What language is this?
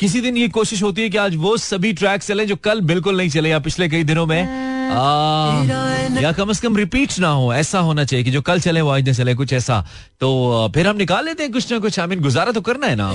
Hindi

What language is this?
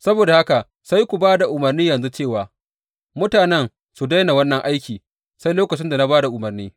Hausa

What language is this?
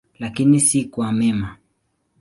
Swahili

